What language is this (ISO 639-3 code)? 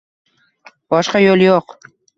uzb